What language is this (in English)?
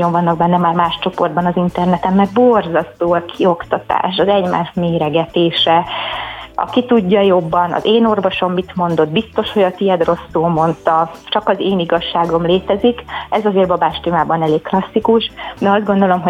Hungarian